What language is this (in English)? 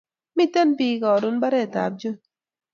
Kalenjin